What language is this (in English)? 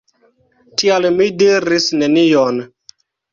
Esperanto